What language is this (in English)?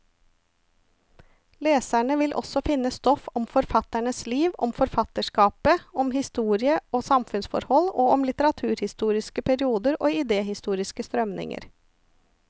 Norwegian